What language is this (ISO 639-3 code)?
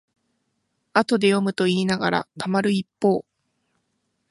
jpn